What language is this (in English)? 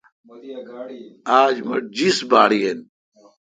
Kalkoti